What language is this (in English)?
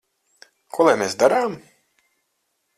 Latvian